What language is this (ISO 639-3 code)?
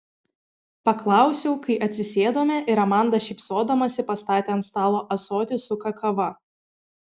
lit